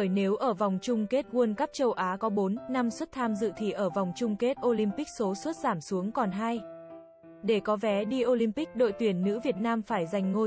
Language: Vietnamese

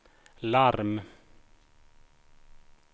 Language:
Swedish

